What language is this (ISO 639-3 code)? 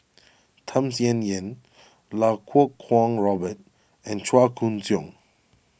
eng